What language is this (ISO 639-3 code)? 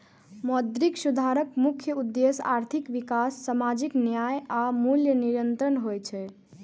mai